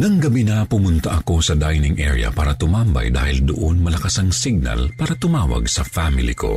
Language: Filipino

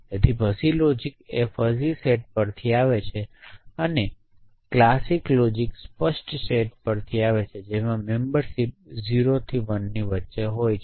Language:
Gujarati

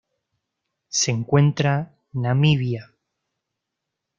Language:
Spanish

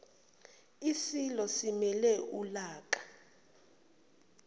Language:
Zulu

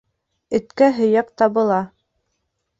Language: Bashkir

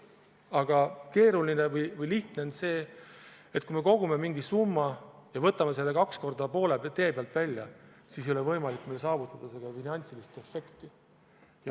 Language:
Estonian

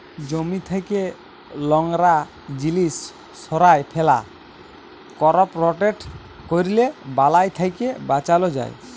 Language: Bangla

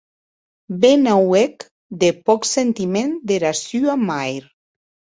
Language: Occitan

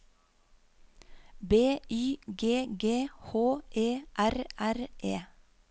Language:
Norwegian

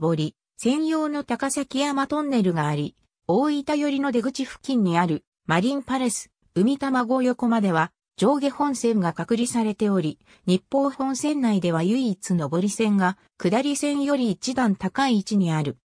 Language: Japanese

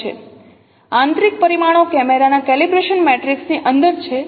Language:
Gujarati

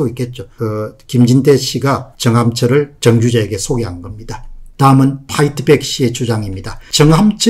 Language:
Korean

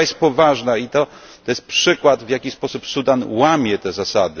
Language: Polish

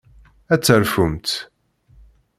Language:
Kabyle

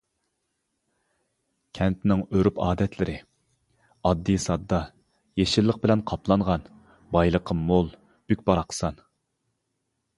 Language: Uyghur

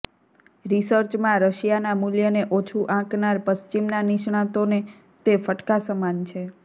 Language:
Gujarati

